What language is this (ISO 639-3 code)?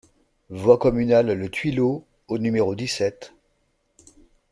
fra